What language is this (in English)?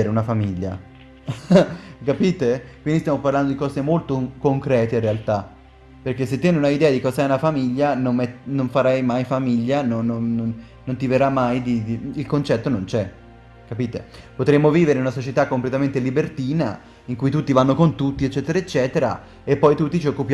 Italian